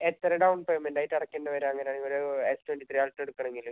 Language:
Malayalam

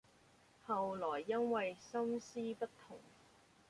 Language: Cantonese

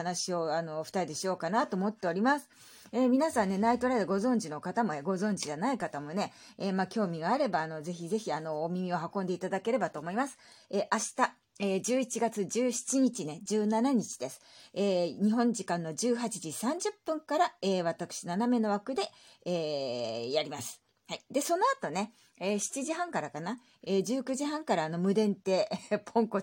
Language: Japanese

